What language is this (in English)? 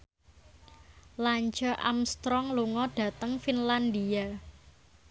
Javanese